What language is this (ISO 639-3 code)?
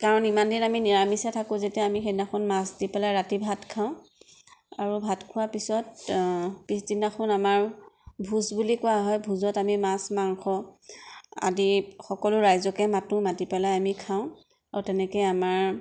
asm